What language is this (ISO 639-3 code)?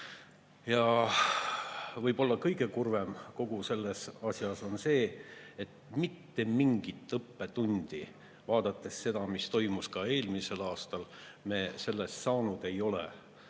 est